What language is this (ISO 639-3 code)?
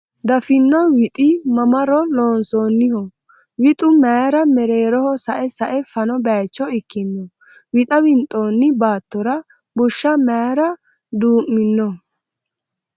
sid